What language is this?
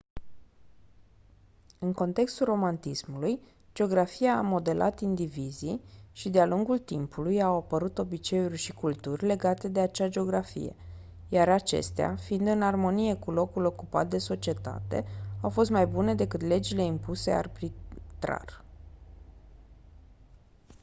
Romanian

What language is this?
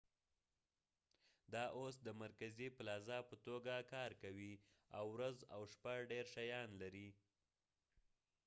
Pashto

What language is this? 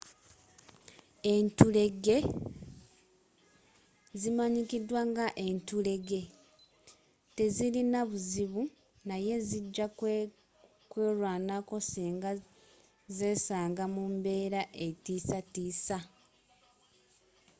Ganda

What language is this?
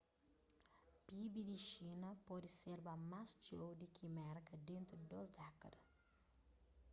Kabuverdianu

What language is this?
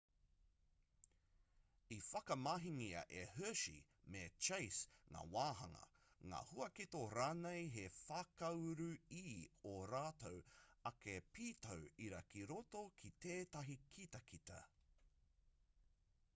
Māori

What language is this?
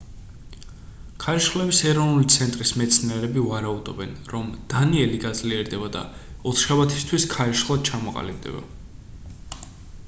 Georgian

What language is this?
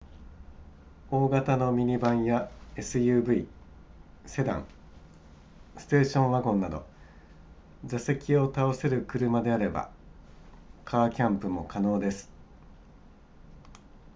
Japanese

